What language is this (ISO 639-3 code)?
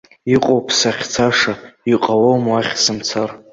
abk